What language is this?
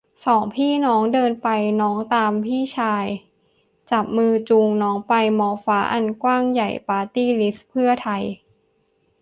Thai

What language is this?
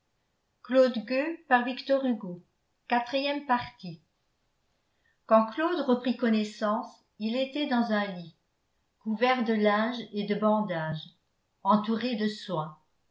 French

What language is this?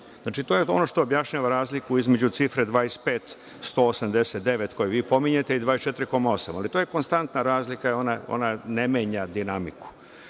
Serbian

